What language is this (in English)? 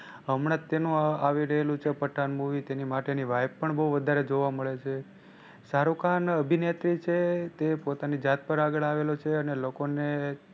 Gujarati